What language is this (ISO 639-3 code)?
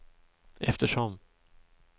swe